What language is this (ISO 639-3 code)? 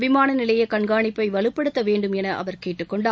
tam